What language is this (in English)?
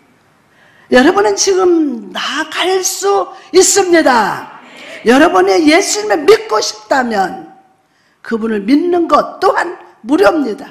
Korean